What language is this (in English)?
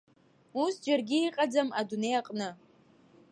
Abkhazian